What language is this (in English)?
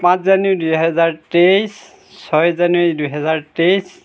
Assamese